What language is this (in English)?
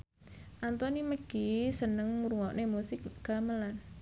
Javanese